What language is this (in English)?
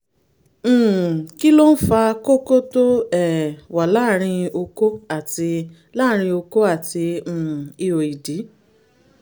Yoruba